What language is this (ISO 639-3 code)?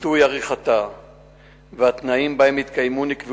heb